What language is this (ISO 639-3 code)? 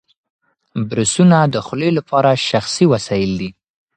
pus